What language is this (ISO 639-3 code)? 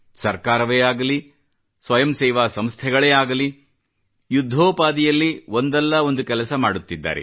kan